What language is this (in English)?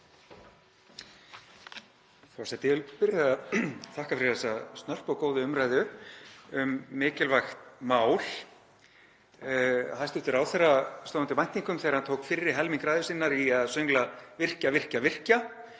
Icelandic